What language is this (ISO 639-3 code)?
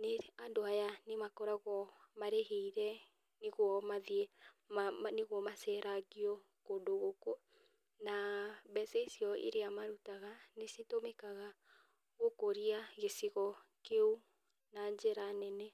kik